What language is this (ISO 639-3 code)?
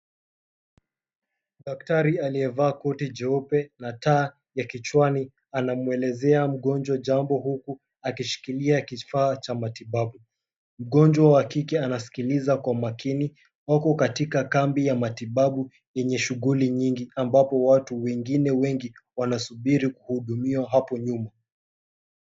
swa